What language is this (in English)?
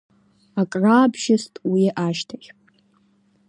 Abkhazian